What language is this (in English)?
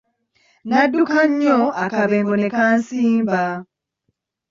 Ganda